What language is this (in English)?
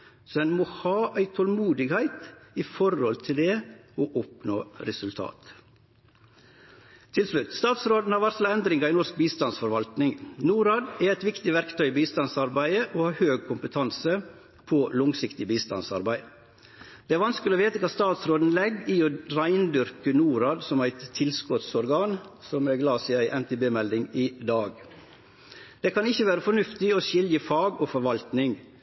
Norwegian Nynorsk